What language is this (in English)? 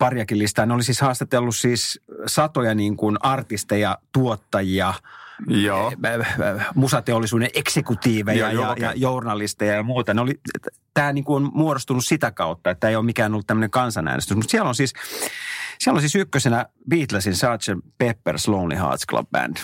Finnish